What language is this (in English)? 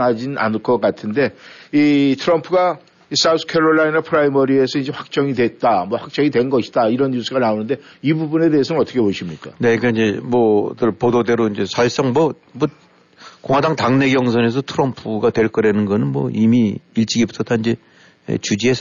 Korean